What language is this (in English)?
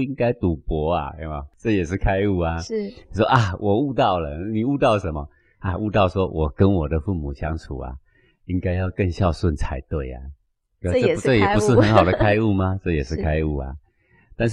Chinese